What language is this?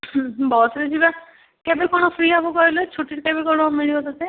Odia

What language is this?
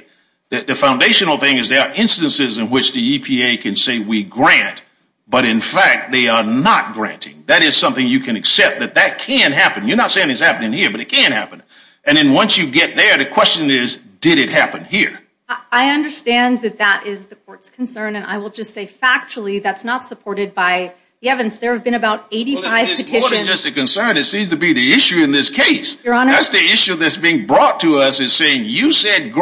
English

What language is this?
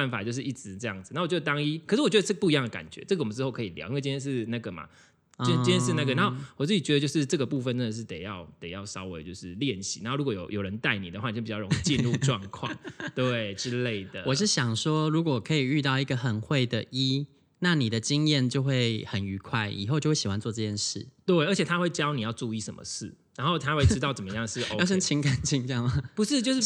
Chinese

